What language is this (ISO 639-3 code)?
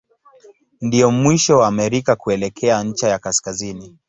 swa